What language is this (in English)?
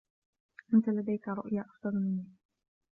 Arabic